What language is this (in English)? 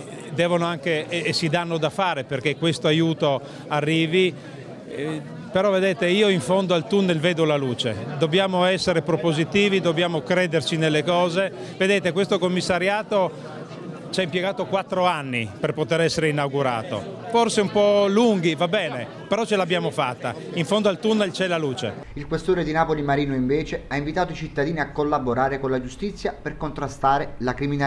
Italian